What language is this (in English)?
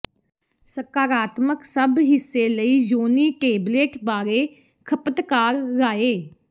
Punjabi